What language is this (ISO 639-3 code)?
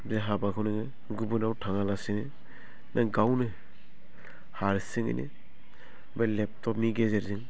brx